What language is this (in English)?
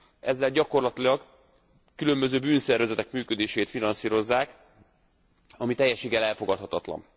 Hungarian